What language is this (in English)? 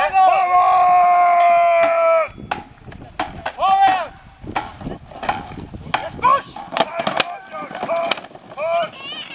German